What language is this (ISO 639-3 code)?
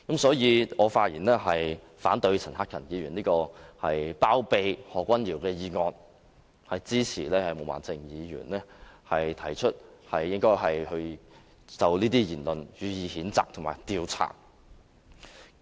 yue